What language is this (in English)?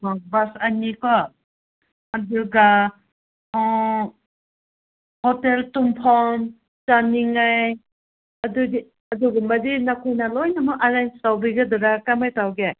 Manipuri